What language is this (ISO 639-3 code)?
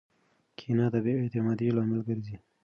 pus